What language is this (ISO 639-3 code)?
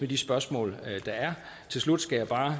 dan